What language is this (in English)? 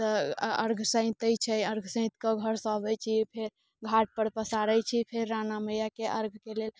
Maithili